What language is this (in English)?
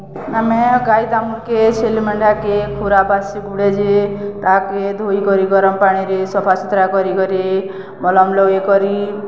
Odia